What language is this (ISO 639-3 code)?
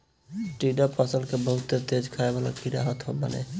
bho